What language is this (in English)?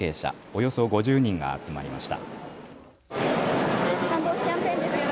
Japanese